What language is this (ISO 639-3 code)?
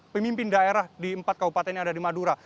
ind